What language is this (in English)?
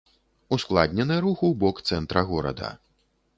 Belarusian